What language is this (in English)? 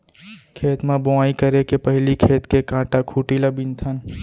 Chhattisgarhi